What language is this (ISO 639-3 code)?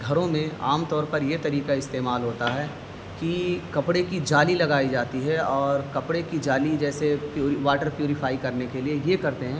urd